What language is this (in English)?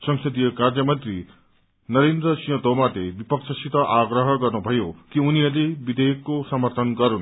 Nepali